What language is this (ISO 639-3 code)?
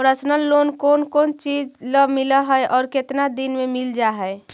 mag